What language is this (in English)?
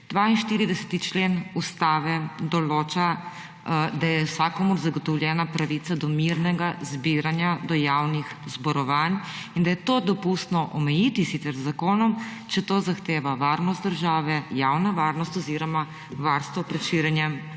Slovenian